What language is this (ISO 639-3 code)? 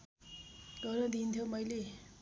nep